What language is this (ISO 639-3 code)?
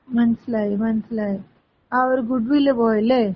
mal